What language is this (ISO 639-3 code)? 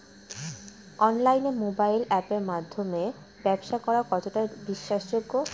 ben